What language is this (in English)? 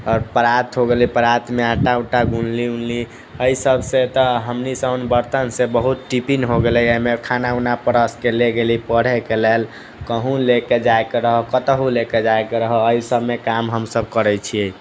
Maithili